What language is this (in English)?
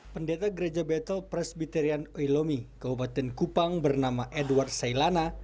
Indonesian